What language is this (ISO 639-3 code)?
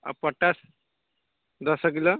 ori